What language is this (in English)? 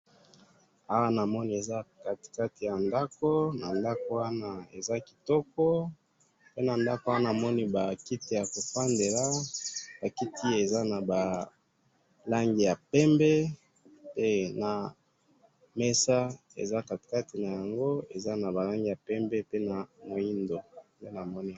Lingala